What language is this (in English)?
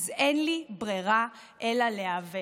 Hebrew